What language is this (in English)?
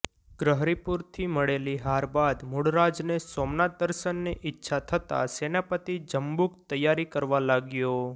Gujarati